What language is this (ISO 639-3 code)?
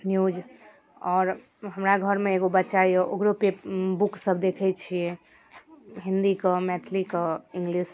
mai